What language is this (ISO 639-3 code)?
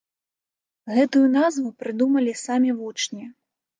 bel